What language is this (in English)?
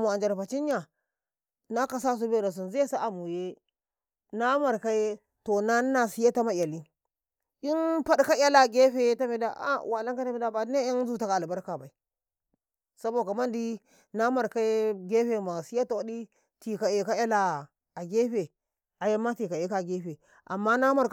Karekare